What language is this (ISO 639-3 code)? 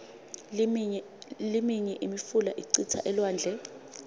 ssw